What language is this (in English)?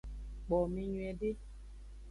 Aja (Benin)